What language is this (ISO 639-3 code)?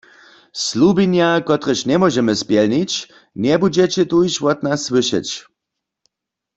hsb